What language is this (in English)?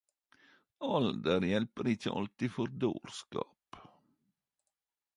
Norwegian Nynorsk